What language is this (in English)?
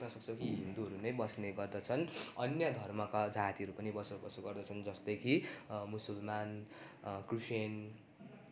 Nepali